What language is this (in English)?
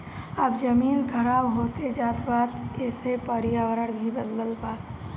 Bhojpuri